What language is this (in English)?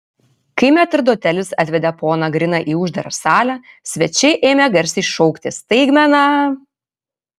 Lithuanian